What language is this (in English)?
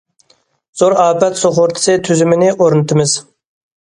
Uyghur